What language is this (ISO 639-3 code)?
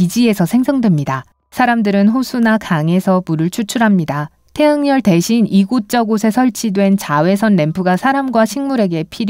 kor